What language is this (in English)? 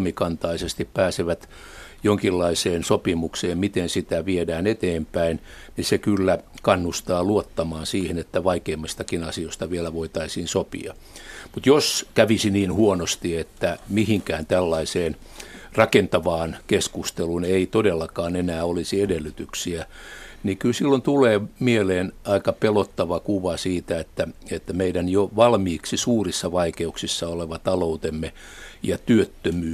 Finnish